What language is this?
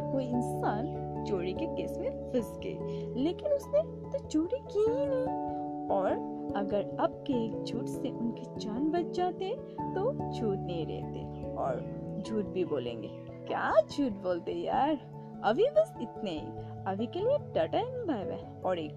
Hindi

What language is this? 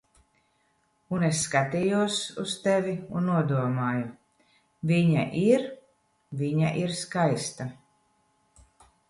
Latvian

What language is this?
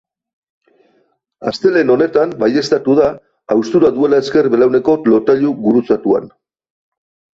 Basque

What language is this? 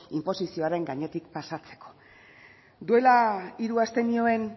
Basque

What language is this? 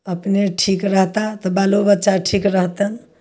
Maithili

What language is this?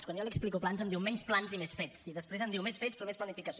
Catalan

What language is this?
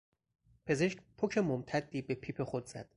Persian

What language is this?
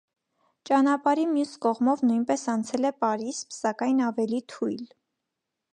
Armenian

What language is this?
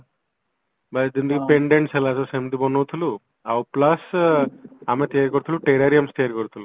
Odia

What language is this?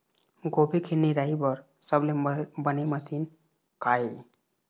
Chhattisgarhi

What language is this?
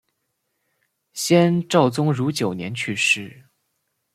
Chinese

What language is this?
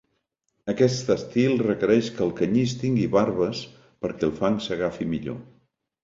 Catalan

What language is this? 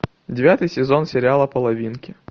Russian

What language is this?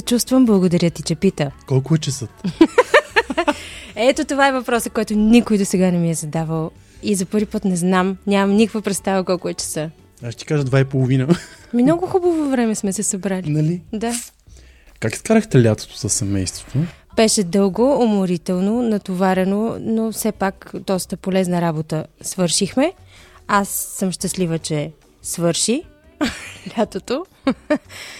Bulgarian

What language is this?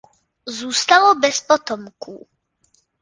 Czech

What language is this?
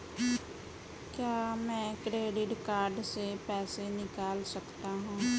Hindi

